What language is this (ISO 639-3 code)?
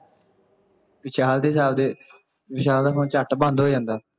pan